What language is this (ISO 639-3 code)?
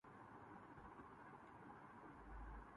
urd